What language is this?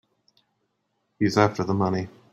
English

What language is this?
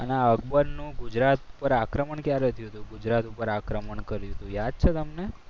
Gujarati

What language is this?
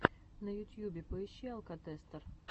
Russian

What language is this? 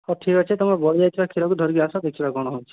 Odia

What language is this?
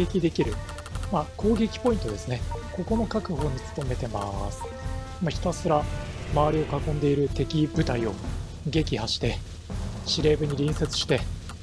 Japanese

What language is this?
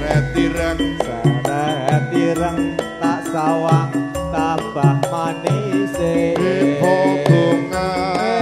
Thai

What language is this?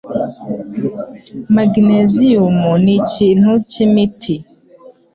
Kinyarwanda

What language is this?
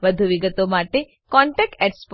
Gujarati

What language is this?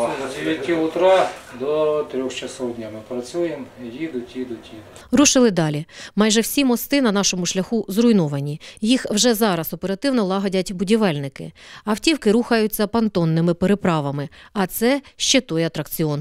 Ukrainian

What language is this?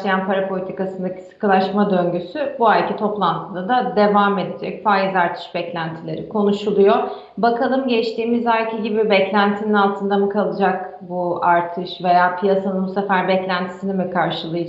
Turkish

